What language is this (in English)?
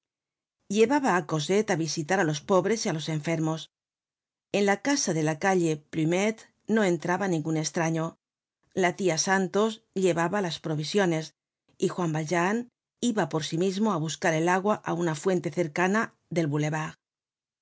Spanish